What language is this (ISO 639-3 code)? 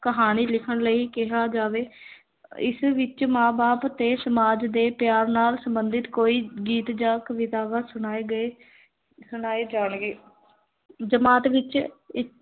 pan